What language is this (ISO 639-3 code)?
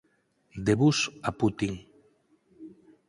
glg